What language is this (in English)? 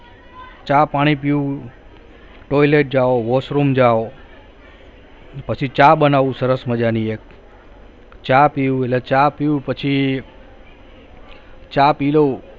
Gujarati